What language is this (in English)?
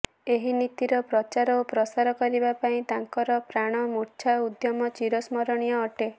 Odia